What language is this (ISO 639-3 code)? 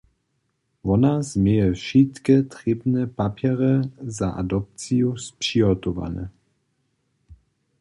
hsb